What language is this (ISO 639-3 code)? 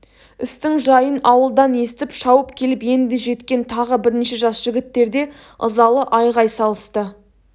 kaz